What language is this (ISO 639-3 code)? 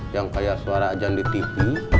ind